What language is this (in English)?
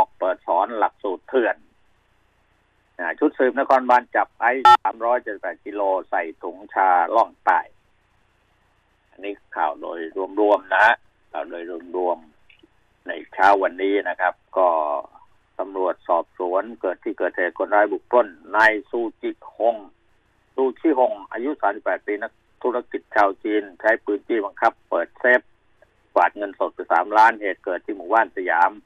Thai